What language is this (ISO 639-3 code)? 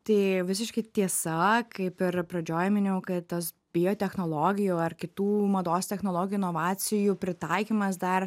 lit